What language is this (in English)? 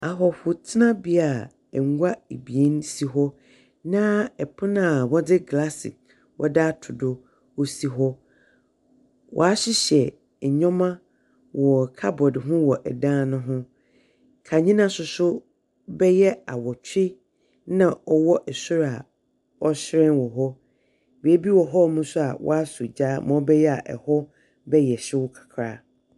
Akan